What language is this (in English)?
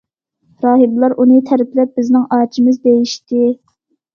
Uyghur